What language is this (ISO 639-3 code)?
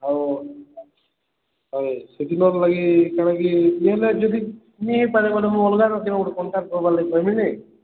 ori